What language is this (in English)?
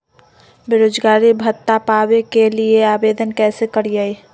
Magahi